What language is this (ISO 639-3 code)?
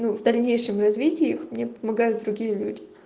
rus